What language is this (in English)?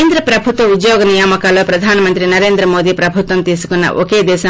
Telugu